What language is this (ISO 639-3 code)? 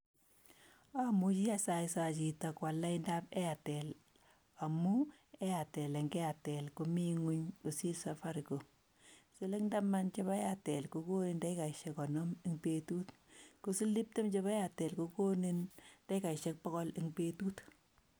kln